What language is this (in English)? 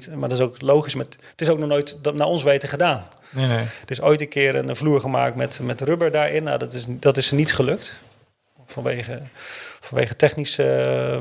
Dutch